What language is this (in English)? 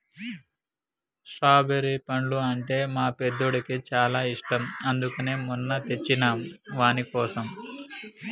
Telugu